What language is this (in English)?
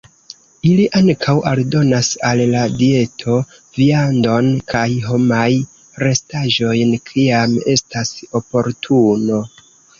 Esperanto